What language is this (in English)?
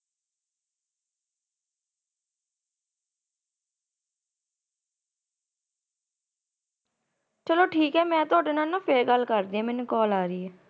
Punjabi